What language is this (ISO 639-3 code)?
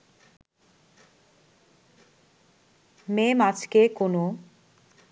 ben